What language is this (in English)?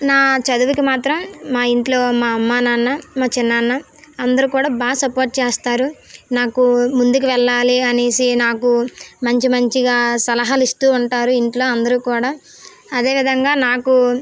Telugu